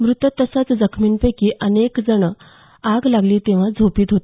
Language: Marathi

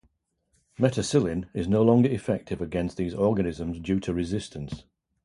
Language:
English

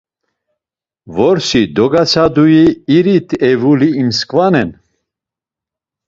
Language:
Laz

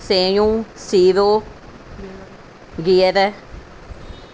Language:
Sindhi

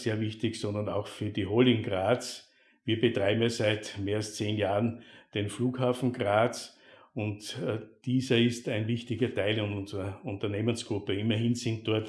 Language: German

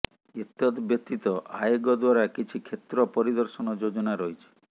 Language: Odia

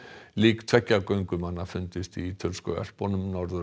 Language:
Icelandic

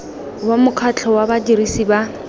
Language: Tswana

